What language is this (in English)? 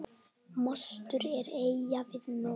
Icelandic